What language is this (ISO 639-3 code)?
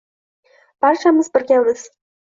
uzb